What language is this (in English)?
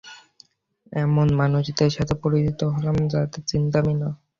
Bangla